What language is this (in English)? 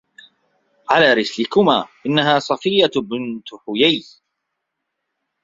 Arabic